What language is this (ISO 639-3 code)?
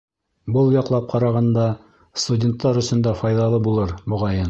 bak